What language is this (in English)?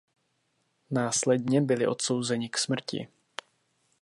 Czech